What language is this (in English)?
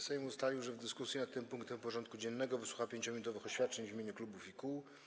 Polish